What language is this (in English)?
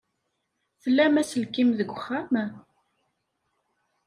Kabyle